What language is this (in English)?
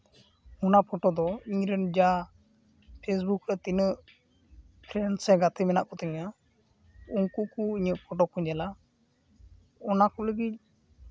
Santali